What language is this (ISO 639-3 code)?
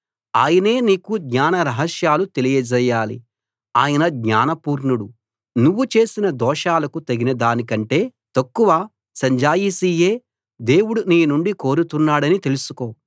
tel